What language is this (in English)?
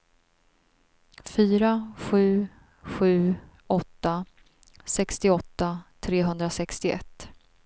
Swedish